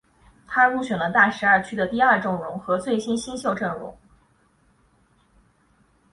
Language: Chinese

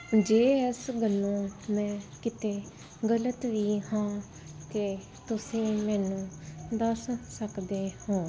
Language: Punjabi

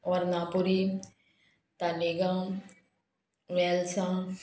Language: Konkani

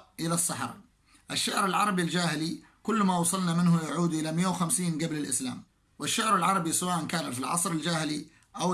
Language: Arabic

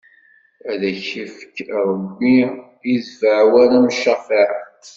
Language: Kabyle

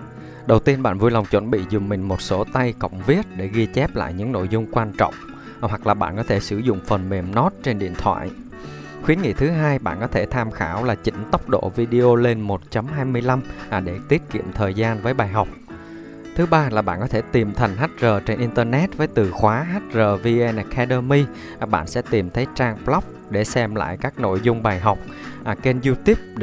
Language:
Vietnamese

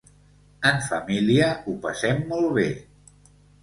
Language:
Catalan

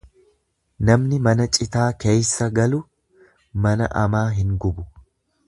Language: Oromo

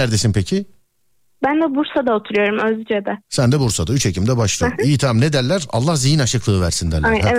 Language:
Turkish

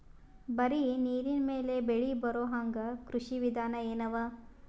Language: Kannada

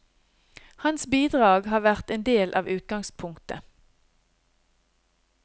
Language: Norwegian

